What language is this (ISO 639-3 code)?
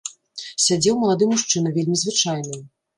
bel